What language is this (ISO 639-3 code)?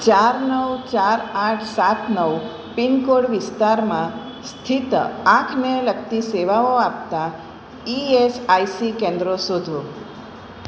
guj